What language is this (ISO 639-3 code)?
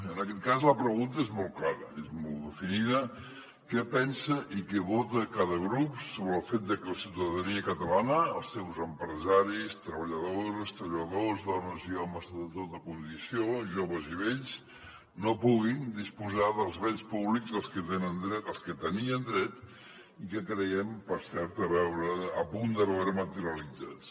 cat